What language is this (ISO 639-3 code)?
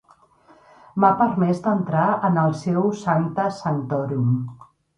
cat